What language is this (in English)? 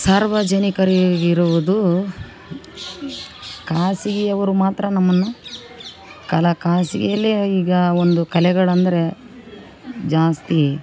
Kannada